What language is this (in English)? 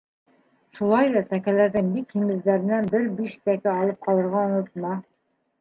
Bashkir